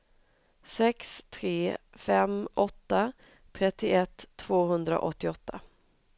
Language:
Swedish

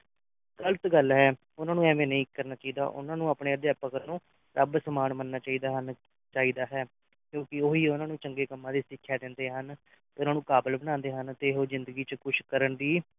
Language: Punjabi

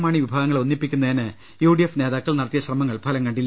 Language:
Malayalam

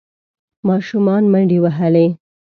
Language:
Pashto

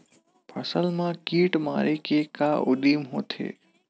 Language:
Chhattisgarhi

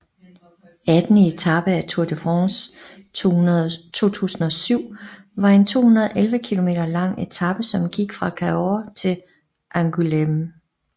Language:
Danish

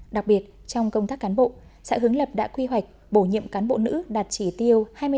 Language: Vietnamese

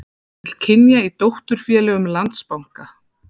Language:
Icelandic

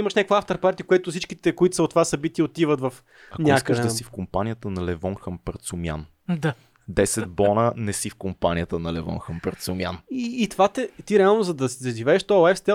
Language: Bulgarian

